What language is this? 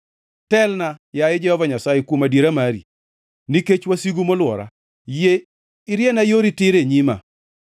Luo (Kenya and Tanzania)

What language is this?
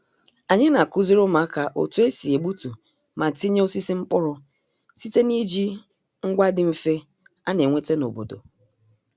Igbo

